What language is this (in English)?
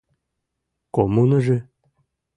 Western Mari